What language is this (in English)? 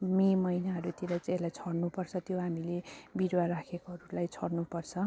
Nepali